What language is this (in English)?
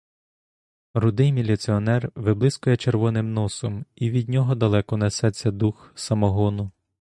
Ukrainian